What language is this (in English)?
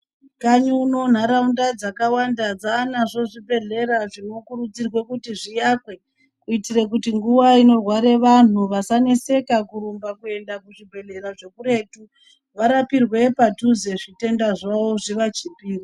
Ndau